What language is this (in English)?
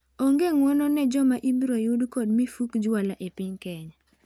Luo (Kenya and Tanzania)